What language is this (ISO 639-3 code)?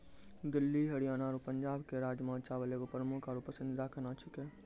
mai